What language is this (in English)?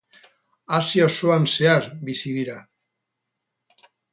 Basque